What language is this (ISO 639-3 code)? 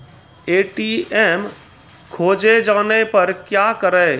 mai